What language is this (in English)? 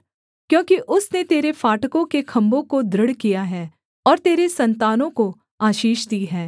Hindi